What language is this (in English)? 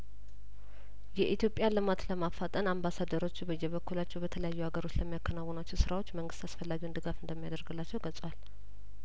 Amharic